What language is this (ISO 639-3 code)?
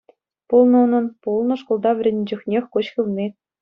chv